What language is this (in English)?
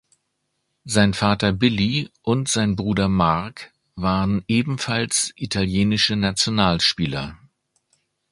German